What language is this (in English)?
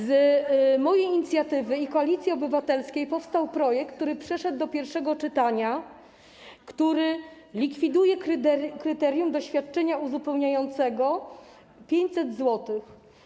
Polish